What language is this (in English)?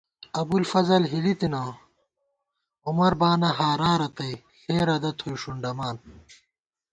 Gawar-Bati